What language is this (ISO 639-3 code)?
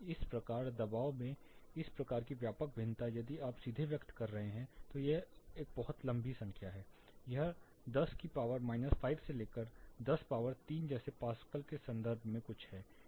hin